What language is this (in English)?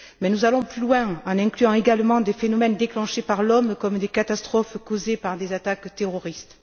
French